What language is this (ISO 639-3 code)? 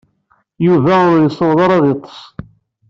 kab